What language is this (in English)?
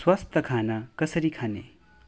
Nepali